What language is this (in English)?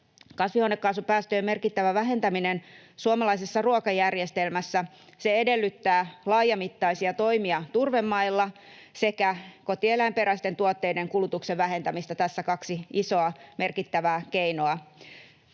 Finnish